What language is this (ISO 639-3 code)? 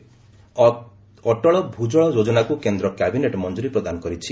ori